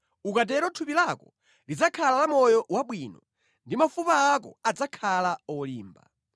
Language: Nyanja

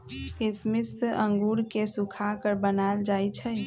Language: Magahi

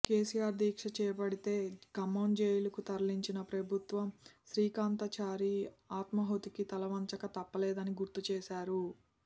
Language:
Telugu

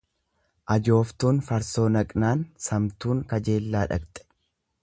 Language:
Oromo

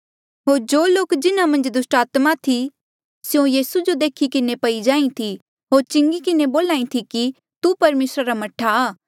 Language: Mandeali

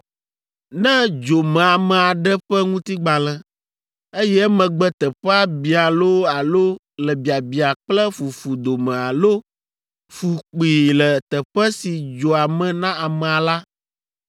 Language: Ewe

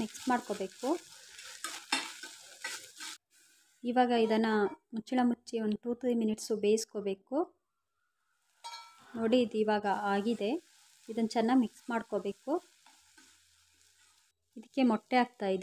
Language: Arabic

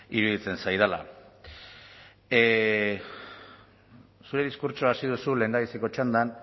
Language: Basque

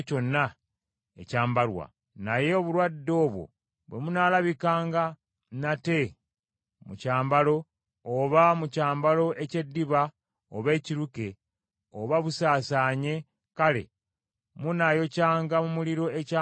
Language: Ganda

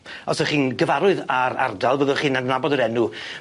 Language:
Welsh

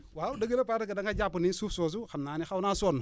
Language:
Wolof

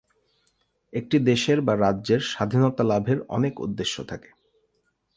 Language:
Bangla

